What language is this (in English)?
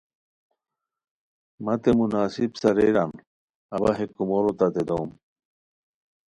Khowar